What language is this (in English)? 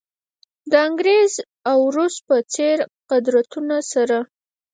Pashto